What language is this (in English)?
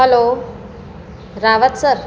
Gujarati